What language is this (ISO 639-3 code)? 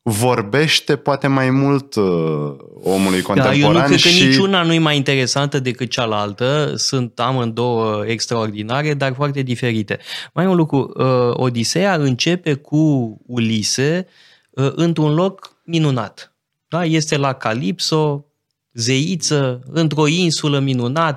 ron